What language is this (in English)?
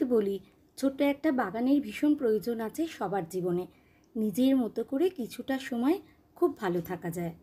Bangla